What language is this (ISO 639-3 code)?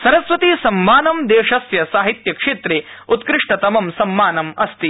san